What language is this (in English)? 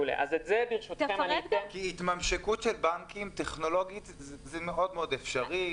Hebrew